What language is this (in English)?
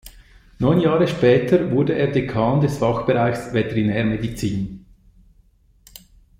German